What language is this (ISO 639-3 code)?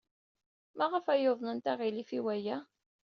kab